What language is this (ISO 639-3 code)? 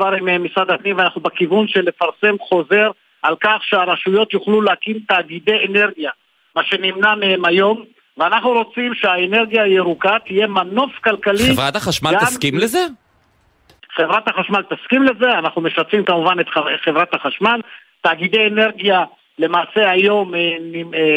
heb